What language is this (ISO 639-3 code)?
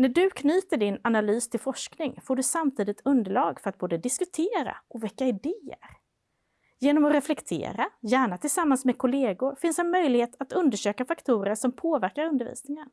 swe